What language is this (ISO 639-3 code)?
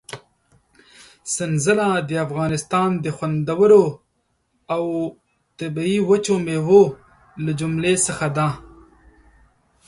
pus